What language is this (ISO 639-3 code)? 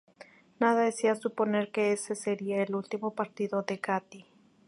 spa